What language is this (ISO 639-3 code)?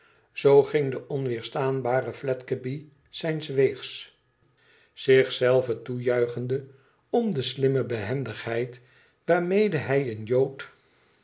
nld